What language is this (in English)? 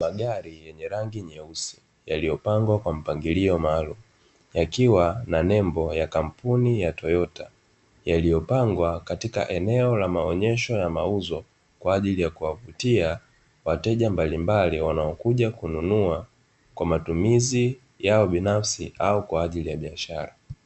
Swahili